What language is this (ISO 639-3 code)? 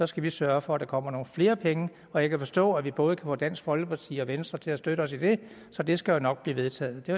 dan